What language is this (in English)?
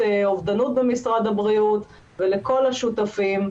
Hebrew